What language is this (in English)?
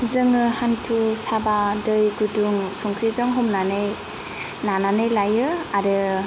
Bodo